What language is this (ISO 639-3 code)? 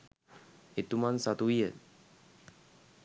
sin